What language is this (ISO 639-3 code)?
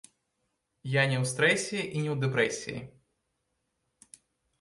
bel